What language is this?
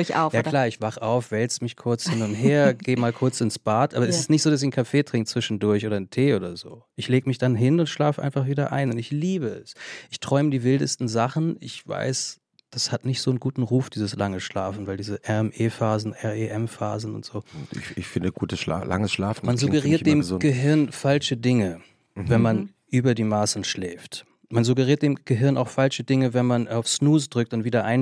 German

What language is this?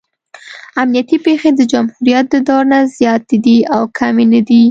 Pashto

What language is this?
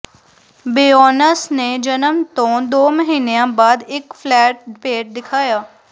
Punjabi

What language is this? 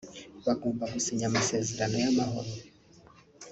Kinyarwanda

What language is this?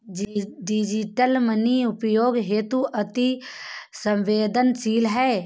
Hindi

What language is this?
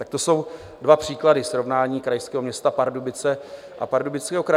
Czech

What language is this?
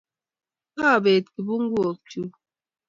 Kalenjin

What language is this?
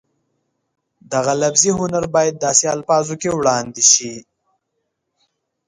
Pashto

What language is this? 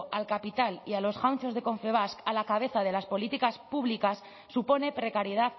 Spanish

